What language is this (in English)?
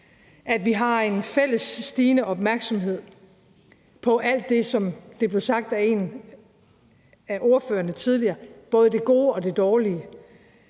Danish